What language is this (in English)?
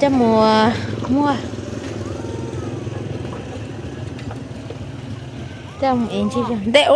Thai